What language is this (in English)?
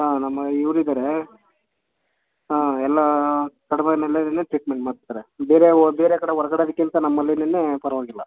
Kannada